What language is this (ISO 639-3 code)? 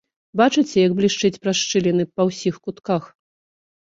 bel